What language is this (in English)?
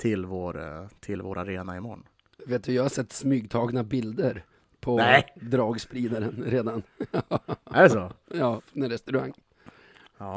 Swedish